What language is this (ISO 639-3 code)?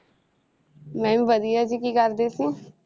pan